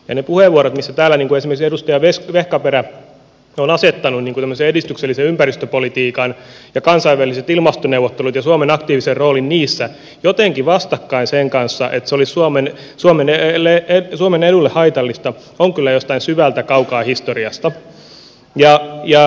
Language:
Finnish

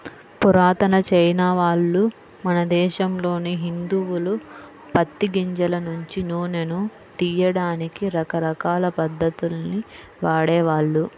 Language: Telugu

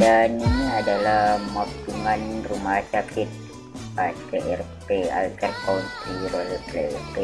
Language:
Indonesian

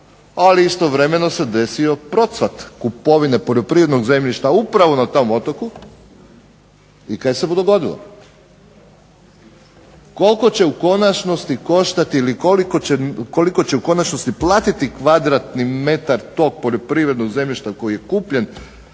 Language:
Croatian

